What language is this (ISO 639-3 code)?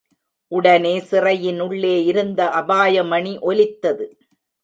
tam